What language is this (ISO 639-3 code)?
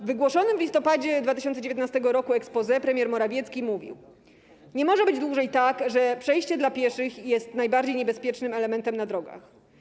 pol